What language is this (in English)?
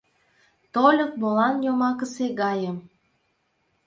Mari